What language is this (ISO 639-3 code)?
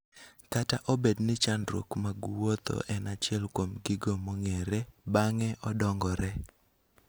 luo